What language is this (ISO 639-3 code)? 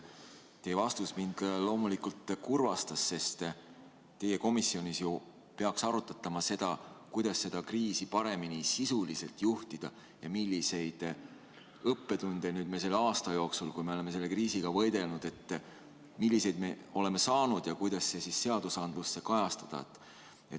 est